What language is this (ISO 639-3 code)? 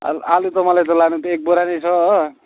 nep